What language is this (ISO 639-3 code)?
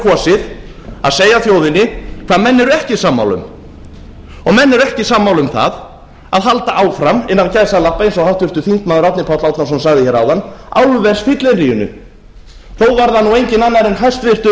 isl